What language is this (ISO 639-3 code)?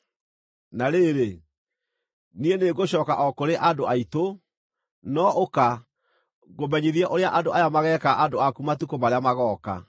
kik